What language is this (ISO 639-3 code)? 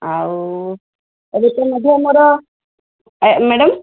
ori